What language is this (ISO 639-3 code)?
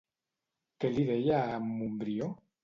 cat